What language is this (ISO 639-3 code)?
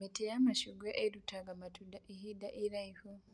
kik